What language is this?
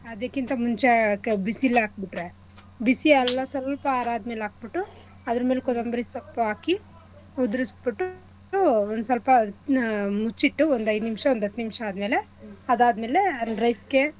Kannada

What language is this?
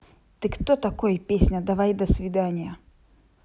Russian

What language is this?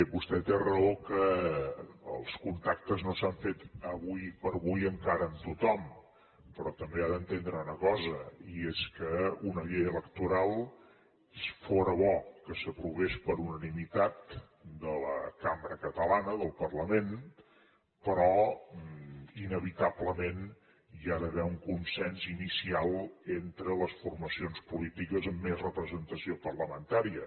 Catalan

